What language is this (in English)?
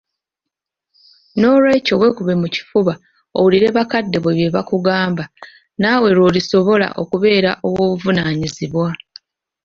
Ganda